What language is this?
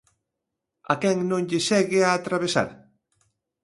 Galician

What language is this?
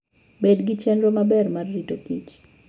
Luo (Kenya and Tanzania)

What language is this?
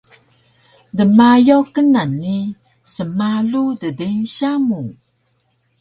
Taroko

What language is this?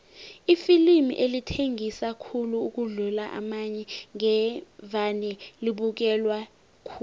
South Ndebele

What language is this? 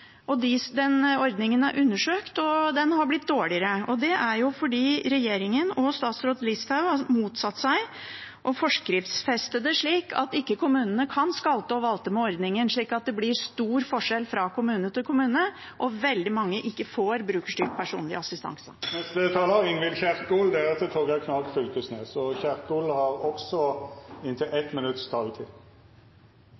Norwegian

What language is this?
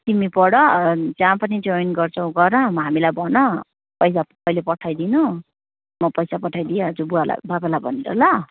Nepali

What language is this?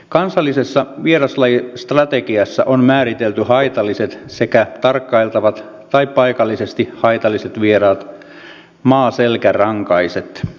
Finnish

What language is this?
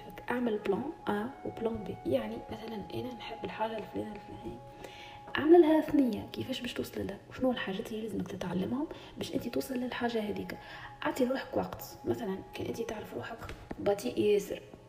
Arabic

